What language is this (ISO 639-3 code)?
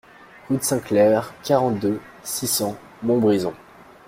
fra